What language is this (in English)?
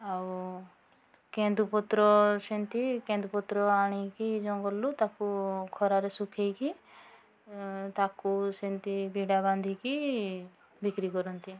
Odia